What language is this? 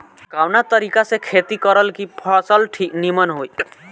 Bhojpuri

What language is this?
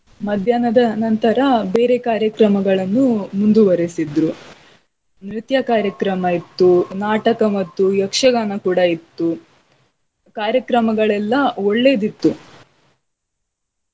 Kannada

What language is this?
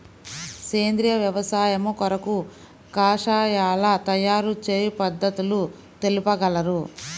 Telugu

